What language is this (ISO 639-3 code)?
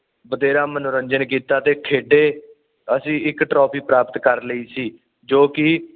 pan